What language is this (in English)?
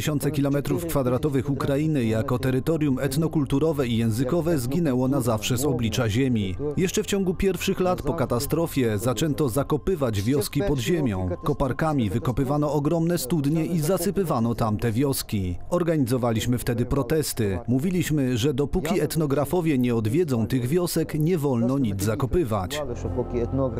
Polish